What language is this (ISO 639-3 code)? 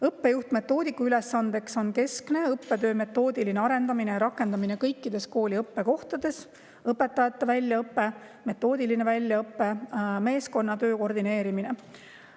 est